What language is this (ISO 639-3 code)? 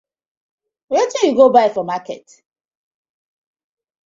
pcm